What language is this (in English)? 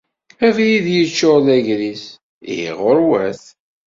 Kabyle